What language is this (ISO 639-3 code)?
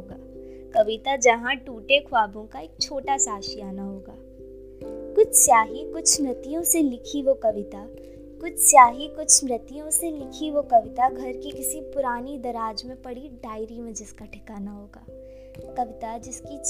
hin